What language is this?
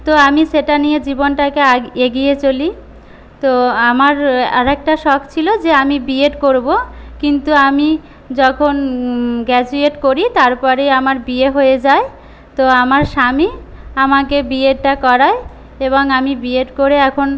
Bangla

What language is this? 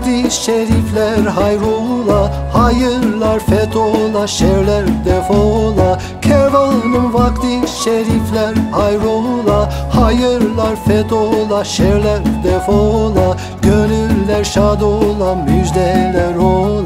Turkish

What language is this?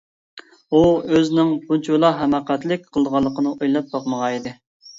Uyghur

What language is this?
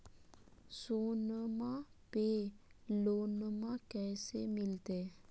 Magahi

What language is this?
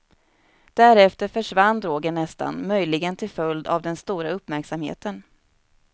Swedish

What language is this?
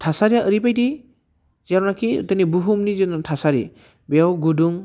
Bodo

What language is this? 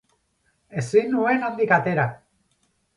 Basque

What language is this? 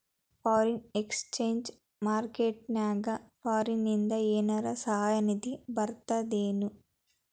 Kannada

